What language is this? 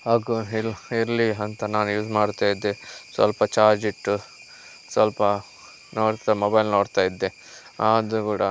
Kannada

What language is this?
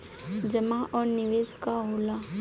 Bhojpuri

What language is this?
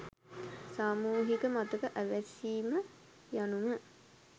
Sinhala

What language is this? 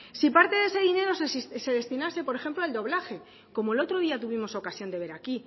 Spanish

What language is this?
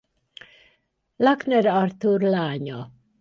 Hungarian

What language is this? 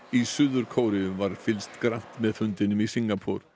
Icelandic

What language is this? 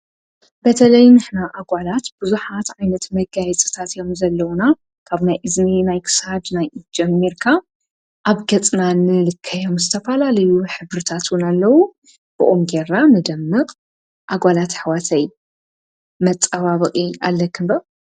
Tigrinya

